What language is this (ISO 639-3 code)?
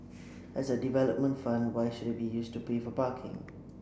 eng